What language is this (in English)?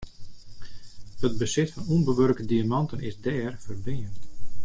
Western Frisian